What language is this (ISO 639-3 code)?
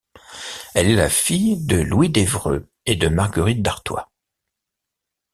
fra